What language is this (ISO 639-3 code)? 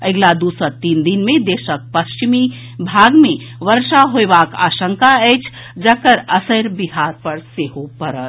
mai